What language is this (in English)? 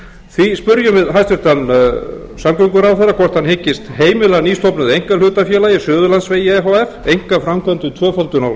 Icelandic